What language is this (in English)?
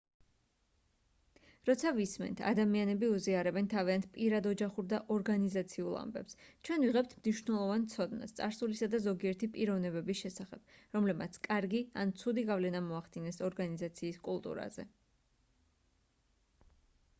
Georgian